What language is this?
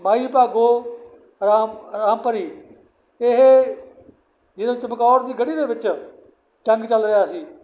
Punjabi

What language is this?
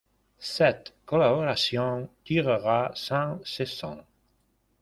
French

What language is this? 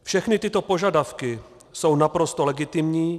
Czech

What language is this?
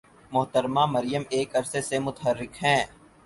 Urdu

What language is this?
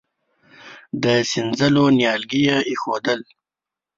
Pashto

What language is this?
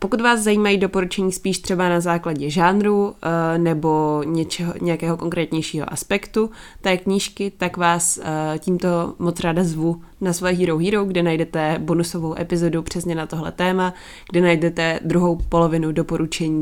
Czech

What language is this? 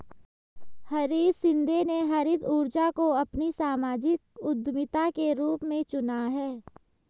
Hindi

